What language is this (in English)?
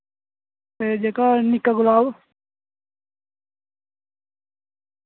Dogri